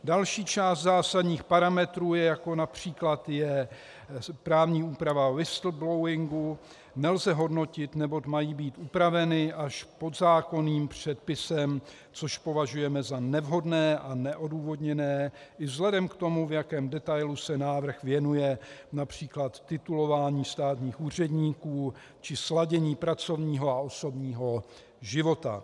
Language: Czech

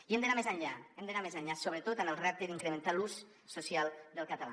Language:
Catalan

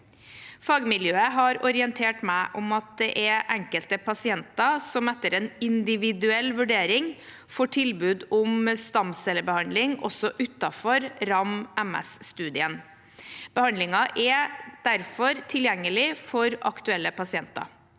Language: Norwegian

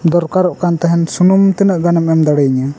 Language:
Santali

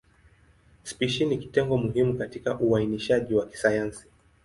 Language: Swahili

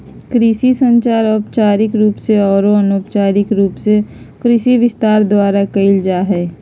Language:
Magahi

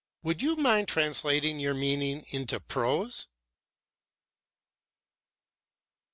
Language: English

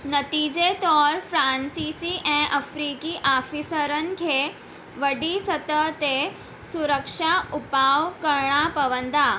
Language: Sindhi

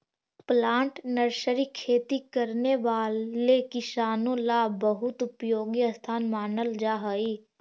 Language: Magahi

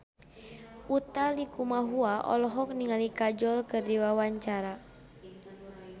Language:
Sundanese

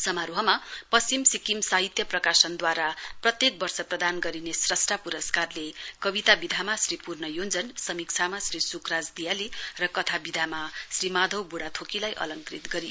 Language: Nepali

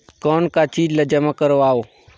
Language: Chhattisgarhi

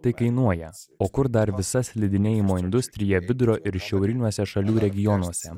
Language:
Lithuanian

